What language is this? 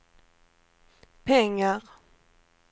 Swedish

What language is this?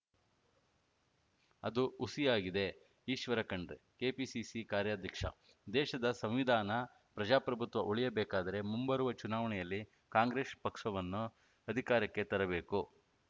Kannada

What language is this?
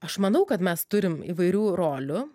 Lithuanian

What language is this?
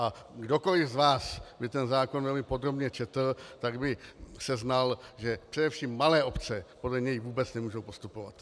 Czech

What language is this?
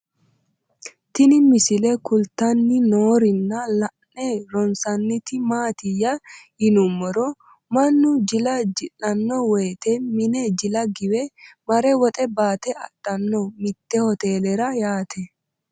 Sidamo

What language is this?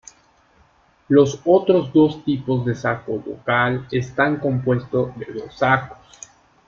Spanish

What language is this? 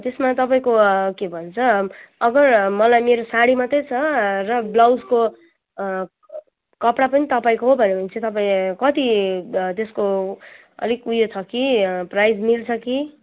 Nepali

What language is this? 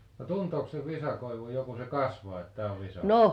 Finnish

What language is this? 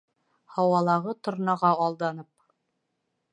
Bashkir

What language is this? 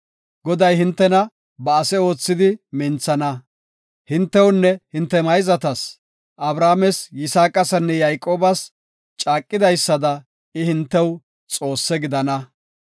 Gofa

